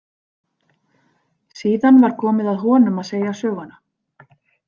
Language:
Icelandic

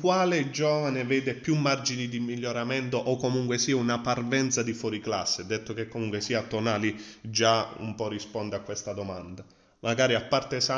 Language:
Italian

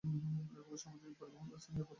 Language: Bangla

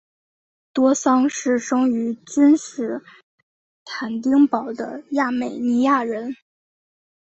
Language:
Chinese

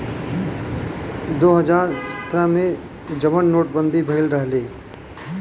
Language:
Bhojpuri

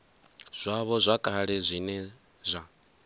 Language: Venda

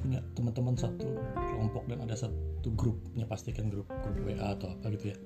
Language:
Indonesian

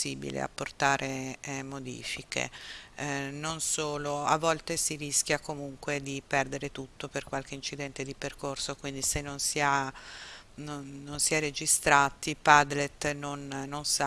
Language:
Italian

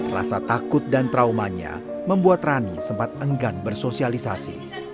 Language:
Indonesian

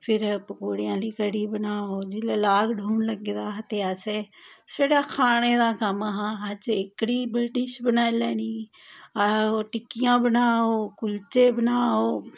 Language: Dogri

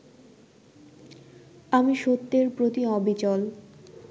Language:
Bangla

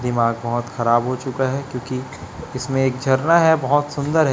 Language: Hindi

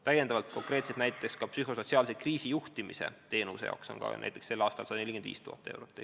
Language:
Estonian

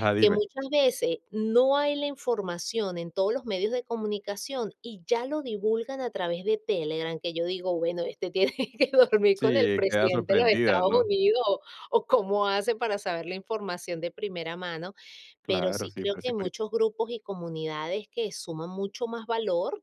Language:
Spanish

